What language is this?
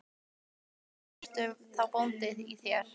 Icelandic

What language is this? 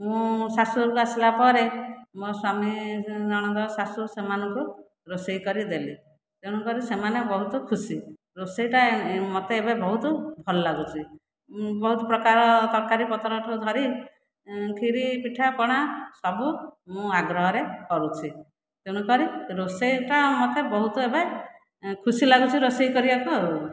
Odia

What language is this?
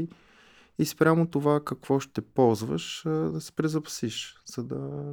Bulgarian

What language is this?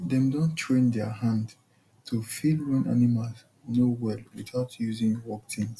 Nigerian Pidgin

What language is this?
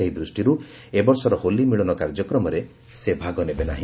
Odia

